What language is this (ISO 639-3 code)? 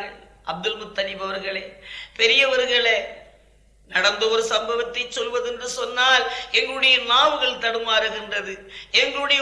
tam